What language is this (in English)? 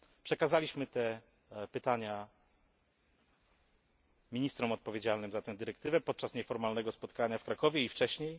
Polish